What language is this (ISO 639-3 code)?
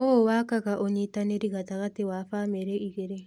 kik